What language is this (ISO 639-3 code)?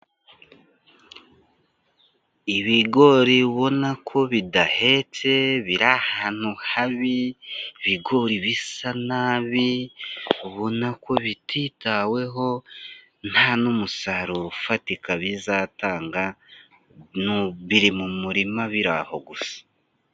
kin